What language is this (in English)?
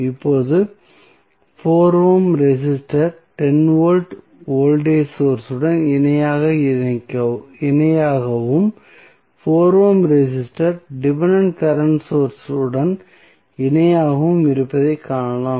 Tamil